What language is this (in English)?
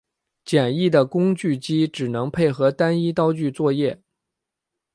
Chinese